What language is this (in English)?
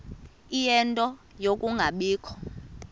Xhosa